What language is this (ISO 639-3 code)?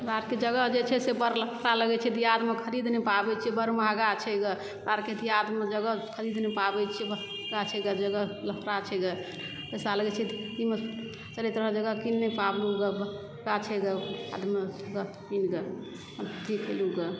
mai